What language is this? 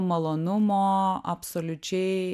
Lithuanian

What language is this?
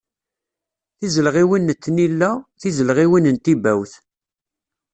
Kabyle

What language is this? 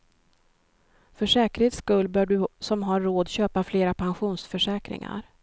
Swedish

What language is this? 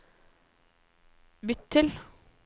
Norwegian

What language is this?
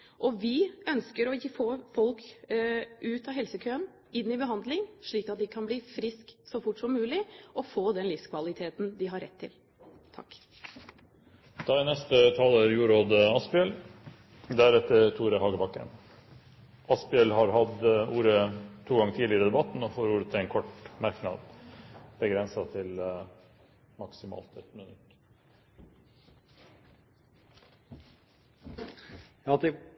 Norwegian Bokmål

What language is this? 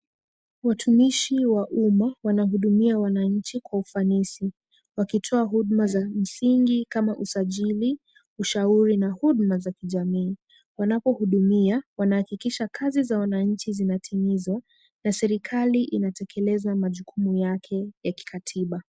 Swahili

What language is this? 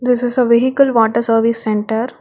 English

